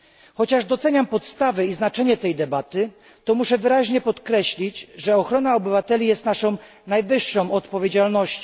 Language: Polish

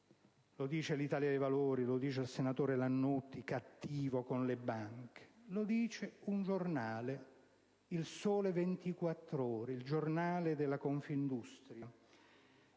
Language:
Italian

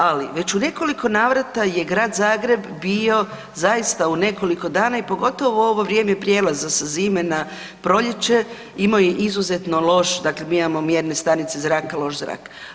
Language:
Croatian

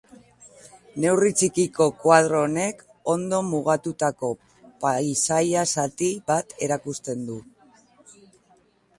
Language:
Basque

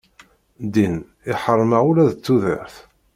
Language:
Kabyle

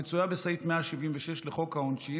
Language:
Hebrew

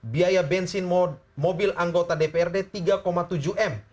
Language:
Indonesian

